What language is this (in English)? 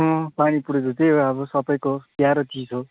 Nepali